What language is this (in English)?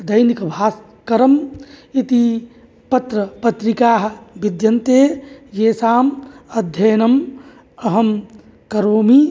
Sanskrit